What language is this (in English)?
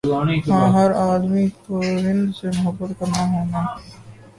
Urdu